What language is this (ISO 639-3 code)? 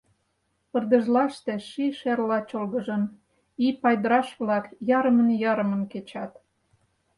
chm